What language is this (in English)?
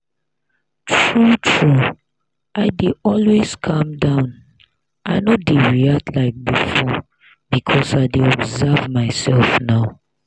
Nigerian Pidgin